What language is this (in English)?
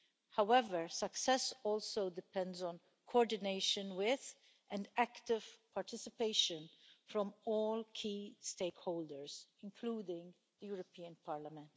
English